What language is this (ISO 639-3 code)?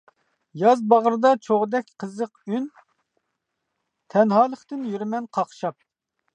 uig